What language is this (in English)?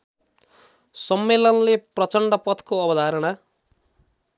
Nepali